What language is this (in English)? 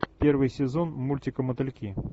Russian